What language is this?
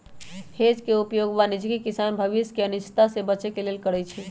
Magahi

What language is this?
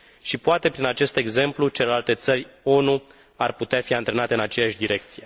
Romanian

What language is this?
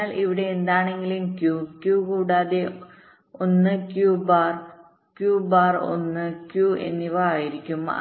Malayalam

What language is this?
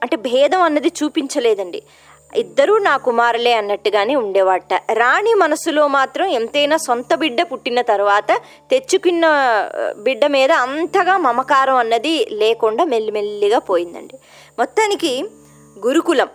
Telugu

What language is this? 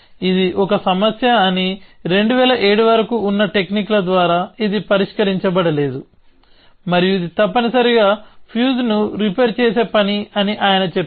Telugu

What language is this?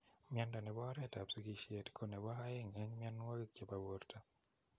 Kalenjin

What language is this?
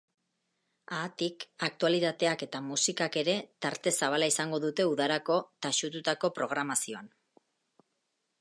Basque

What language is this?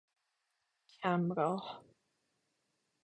Persian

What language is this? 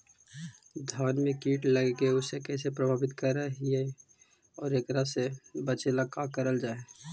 Magahi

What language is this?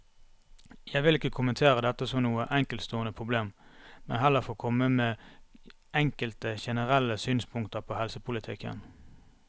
Norwegian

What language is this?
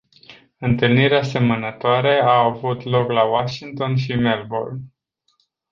Romanian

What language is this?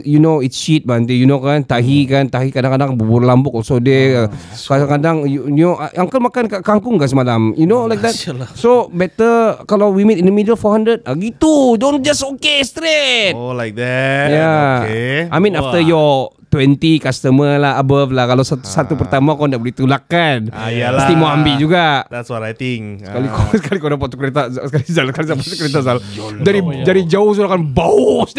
Malay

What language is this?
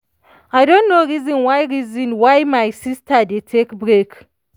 Nigerian Pidgin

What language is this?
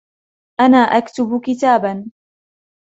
Arabic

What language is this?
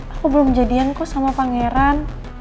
Indonesian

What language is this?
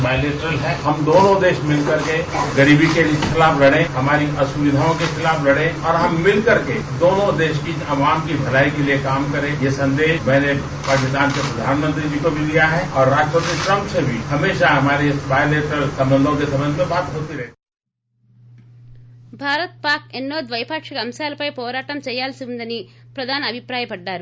Telugu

